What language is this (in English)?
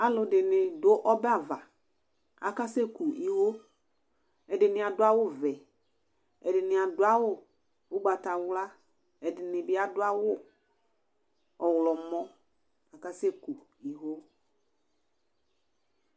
Ikposo